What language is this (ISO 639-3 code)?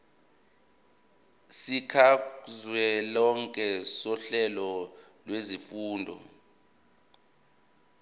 zul